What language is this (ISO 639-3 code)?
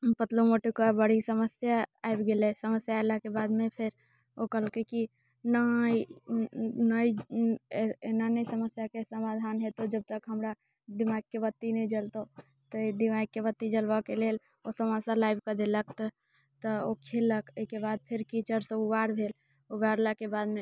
mai